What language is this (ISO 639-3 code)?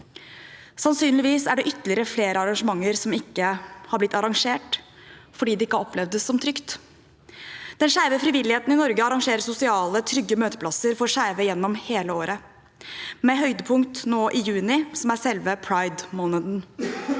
nor